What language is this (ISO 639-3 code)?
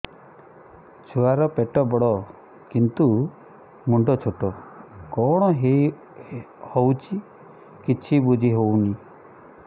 ori